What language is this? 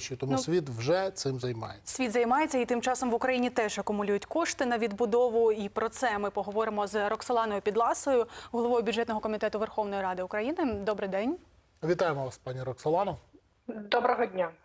Ukrainian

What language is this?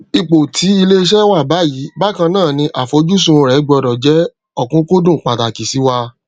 Yoruba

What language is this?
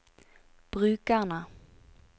Norwegian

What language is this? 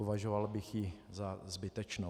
Czech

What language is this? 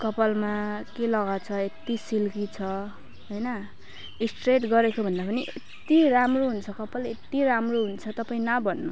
Nepali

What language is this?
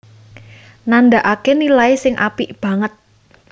Javanese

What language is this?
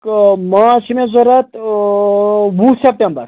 Kashmiri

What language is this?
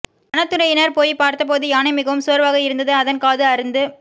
Tamil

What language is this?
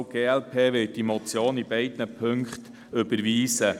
Swiss German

